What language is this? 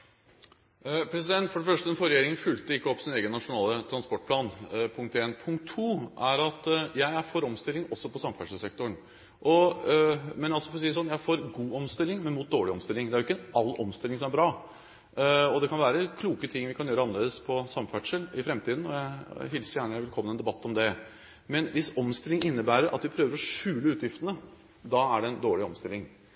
Norwegian Bokmål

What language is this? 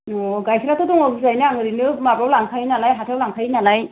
Bodo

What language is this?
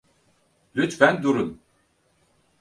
Turkish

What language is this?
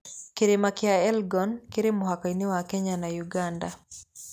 Kikuyu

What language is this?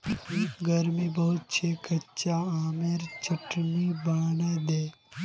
Magahi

